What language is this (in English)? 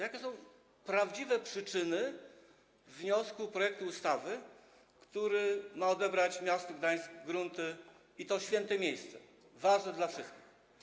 Polish